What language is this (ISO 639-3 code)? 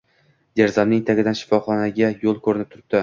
uzb